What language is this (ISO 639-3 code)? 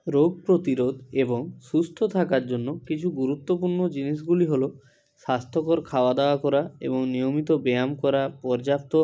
ben